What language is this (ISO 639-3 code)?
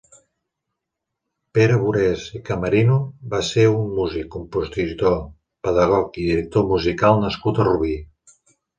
cat